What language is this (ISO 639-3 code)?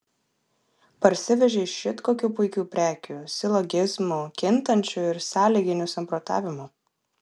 lit